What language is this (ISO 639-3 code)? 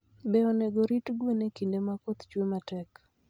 luo